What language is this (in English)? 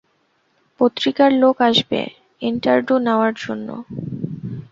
Bangla